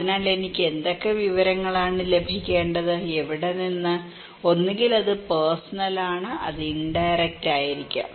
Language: Malayalam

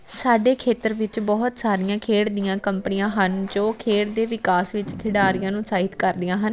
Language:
Punjabi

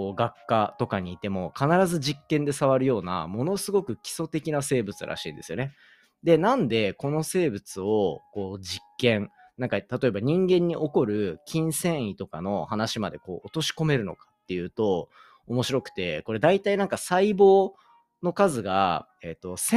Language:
Japanese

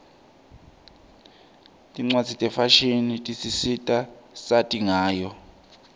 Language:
Swati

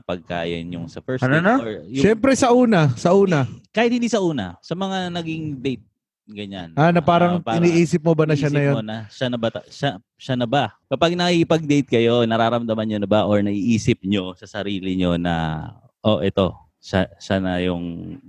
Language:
Filipino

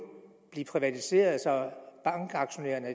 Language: Danish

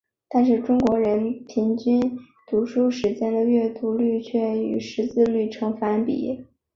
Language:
Chinese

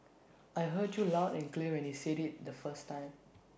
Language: English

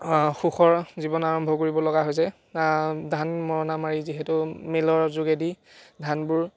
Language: Assamese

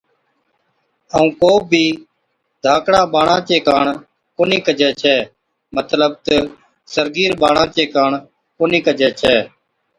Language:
Od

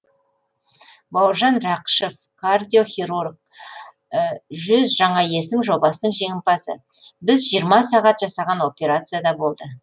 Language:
Kazakh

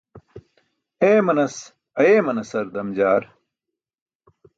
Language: Burushaski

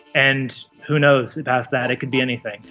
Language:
English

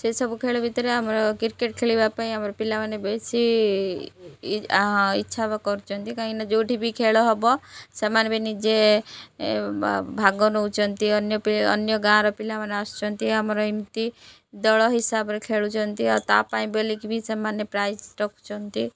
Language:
Odia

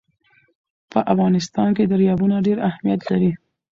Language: Pashto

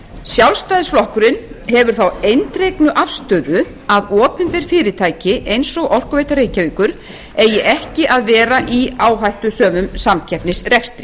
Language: Icelandic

